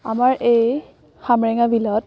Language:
Assamese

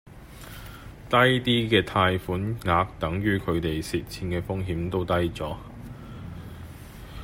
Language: Cantonese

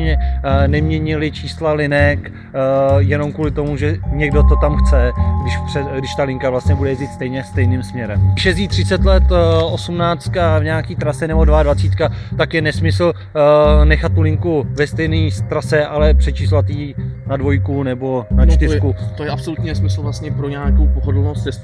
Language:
Czech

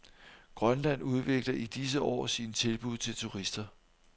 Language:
Danish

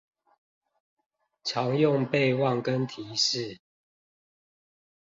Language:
Chinese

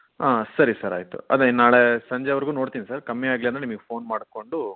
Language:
Kannada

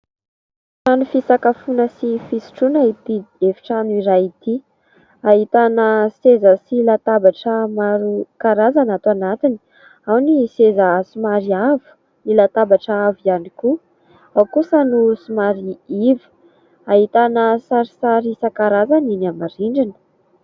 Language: Malagasy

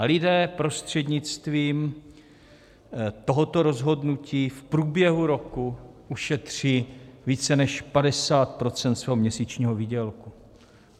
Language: Czech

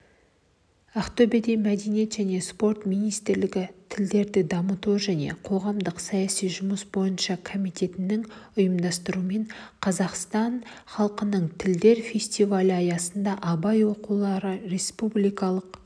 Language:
Kazakh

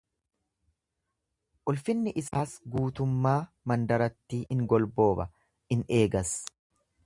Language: Oromo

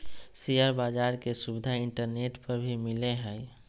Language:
Magahi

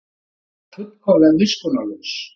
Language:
Icelandic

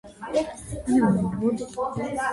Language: Georgian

